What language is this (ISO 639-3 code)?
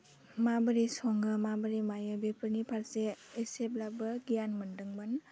brx